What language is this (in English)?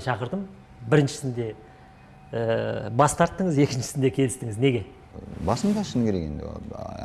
Kazakh